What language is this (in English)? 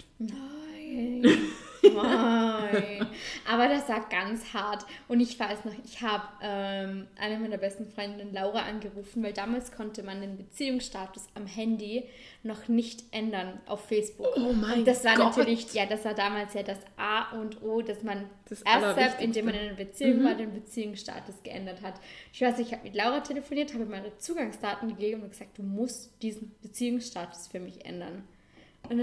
German